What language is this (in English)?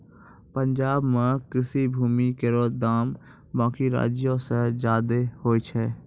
Maithili